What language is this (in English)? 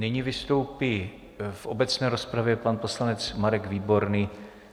Czech